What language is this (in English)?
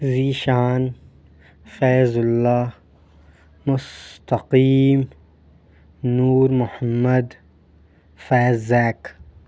Urdu